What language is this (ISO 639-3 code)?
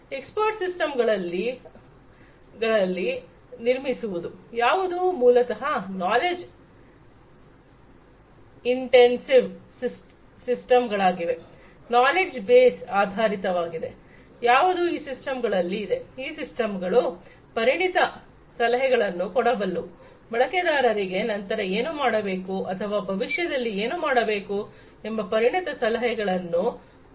kan